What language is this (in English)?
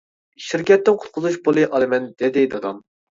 Uyghur